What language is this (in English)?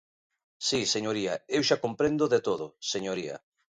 Galician